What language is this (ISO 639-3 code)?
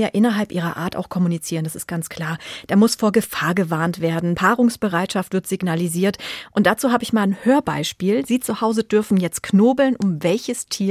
deu